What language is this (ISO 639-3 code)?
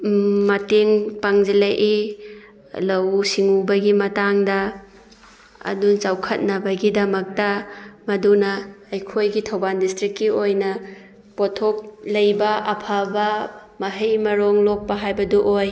mni